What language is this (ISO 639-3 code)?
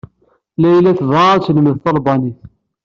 kab